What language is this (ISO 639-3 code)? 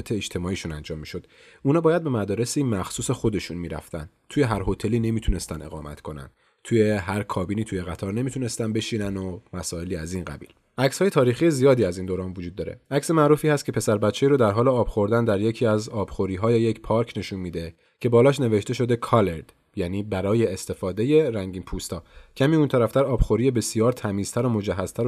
fas